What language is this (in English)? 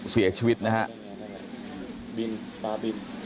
Thai